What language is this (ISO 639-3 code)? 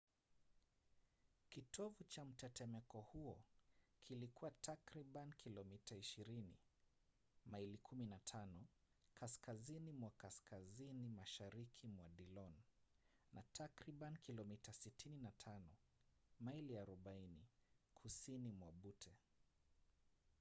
swa